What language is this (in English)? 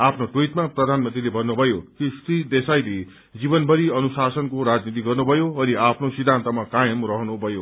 Nepali